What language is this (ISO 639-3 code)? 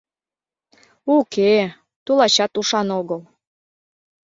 chm